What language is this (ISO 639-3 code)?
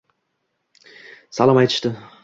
uzb